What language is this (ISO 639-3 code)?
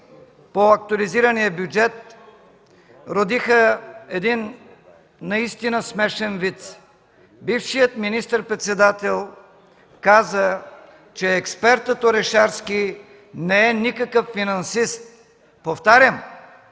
bul